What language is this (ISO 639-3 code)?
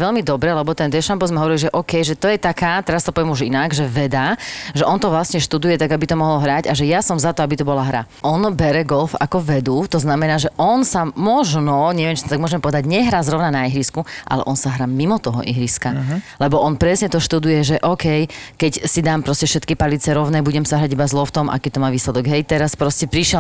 slk